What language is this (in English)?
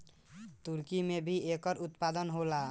Bhojpuri